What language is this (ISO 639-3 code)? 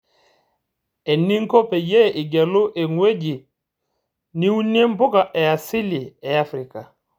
mas